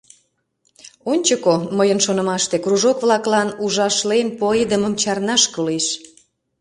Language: Mari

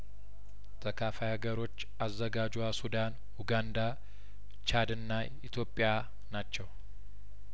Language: Amharic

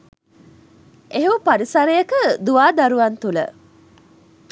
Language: Sinhala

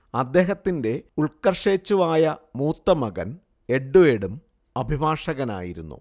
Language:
Malayalam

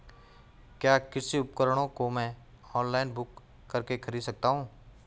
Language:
Hindi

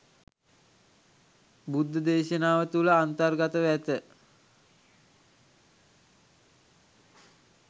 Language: Sinhala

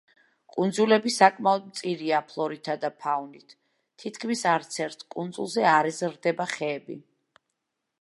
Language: Georgian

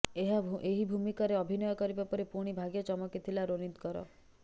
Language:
Odia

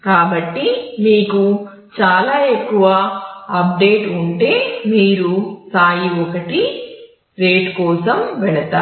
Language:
Telugu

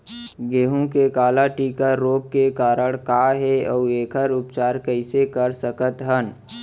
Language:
Chhattisgarhi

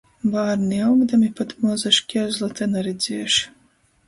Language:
Latgalian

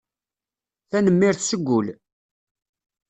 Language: Kabyle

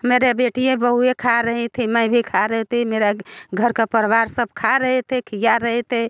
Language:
Hindi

